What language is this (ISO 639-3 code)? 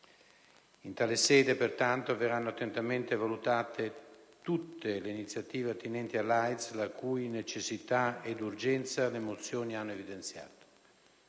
ita